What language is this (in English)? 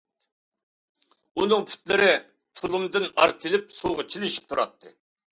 Uyghur